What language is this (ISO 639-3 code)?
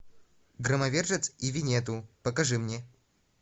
rus